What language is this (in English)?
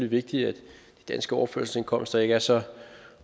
Danish